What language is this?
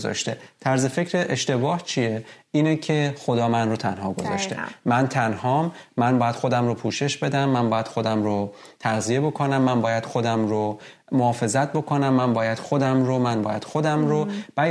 Persian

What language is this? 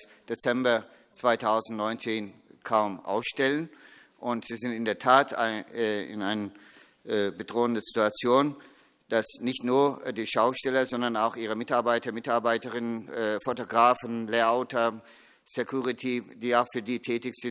German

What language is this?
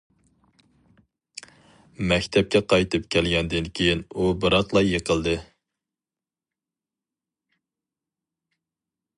Uyghur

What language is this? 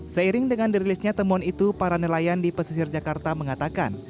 Indonesian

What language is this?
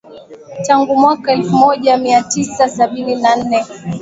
Swahili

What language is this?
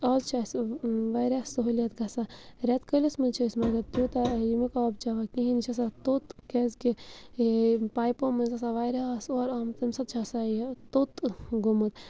Kashmiri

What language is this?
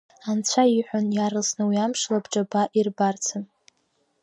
Abkhazian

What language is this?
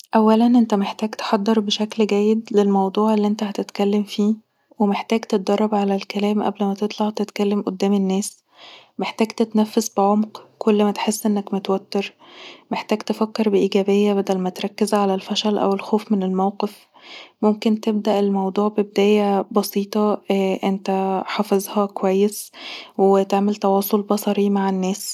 Egyptian Arabic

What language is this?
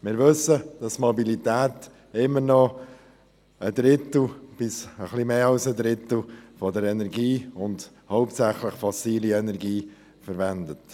Swiss German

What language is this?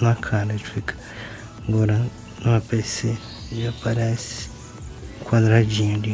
Portuguese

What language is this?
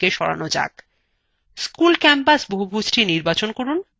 Bangla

